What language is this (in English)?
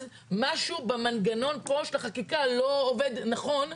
Hebrew